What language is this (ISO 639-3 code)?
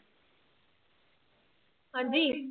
pan